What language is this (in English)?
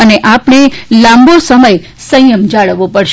Gujarati